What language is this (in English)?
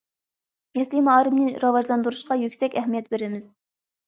Uyghur